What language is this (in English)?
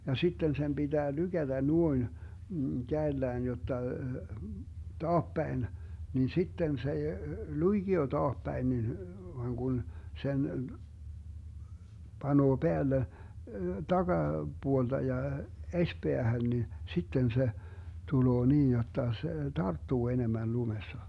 Finnish